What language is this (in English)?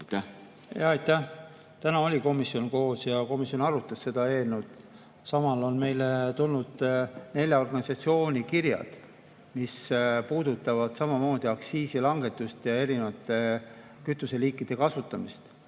Estonian